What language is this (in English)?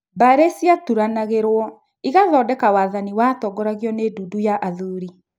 Kikuyu